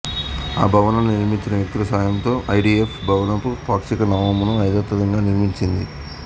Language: Telugu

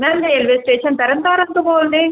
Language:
Punjabi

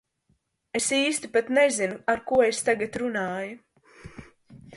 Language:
Latvian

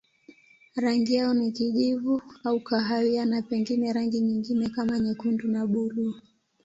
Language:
Swahili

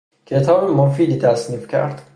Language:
Persian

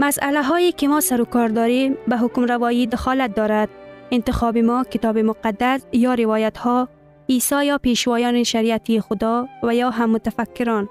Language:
Persian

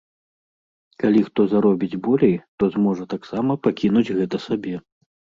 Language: Belarusian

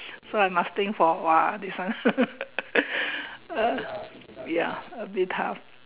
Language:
English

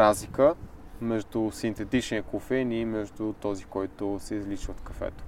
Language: Bulgarian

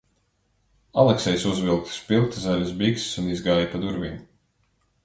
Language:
Latvian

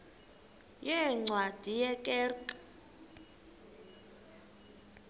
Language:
Xhosa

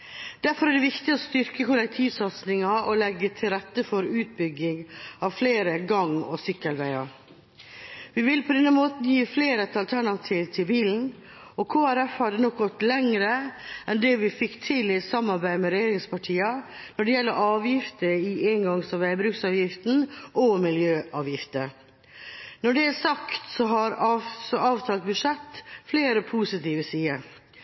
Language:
Norwegian Bokmål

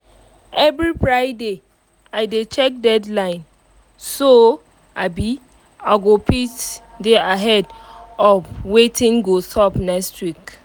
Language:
Nigerian Pidgin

